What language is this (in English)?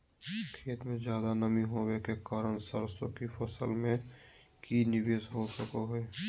Magahi